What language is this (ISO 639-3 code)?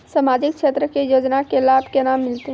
mai